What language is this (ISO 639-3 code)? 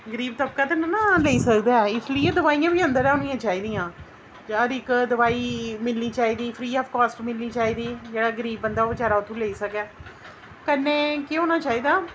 doi